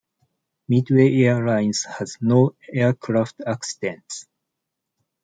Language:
English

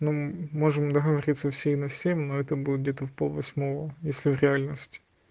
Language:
Russian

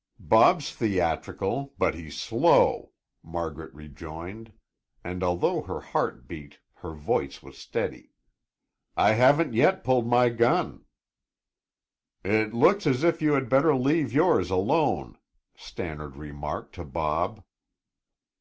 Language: English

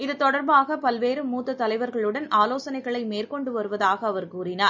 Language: Tamil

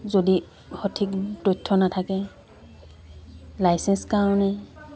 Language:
Assamese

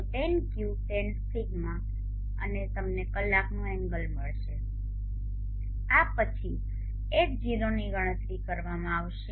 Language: Gujarati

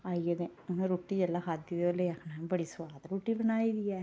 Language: Dogri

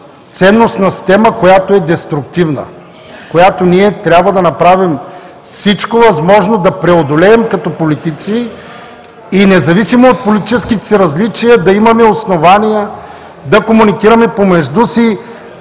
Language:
Bulgarian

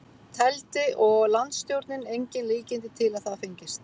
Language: Icelandic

